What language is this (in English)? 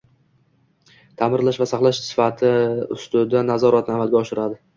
Uzbek